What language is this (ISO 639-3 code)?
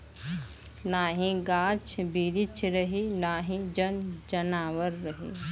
bho